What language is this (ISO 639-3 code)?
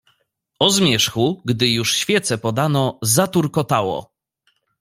pol